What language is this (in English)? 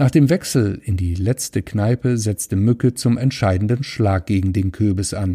German